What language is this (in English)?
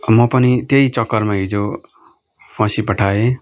Nepali